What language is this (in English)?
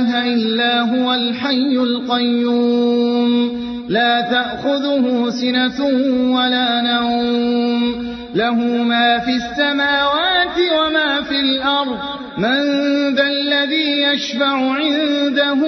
Arabic